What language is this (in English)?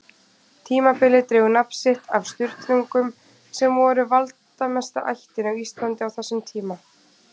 Icelandic